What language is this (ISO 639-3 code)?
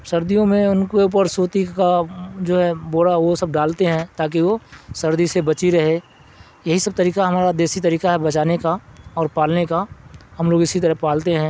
urd